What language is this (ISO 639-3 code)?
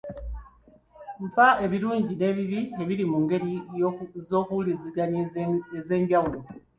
lug